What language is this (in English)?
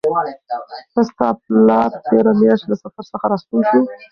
Pashto